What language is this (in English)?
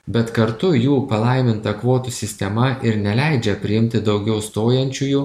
Lithuanian